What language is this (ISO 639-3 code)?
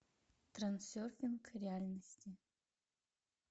rus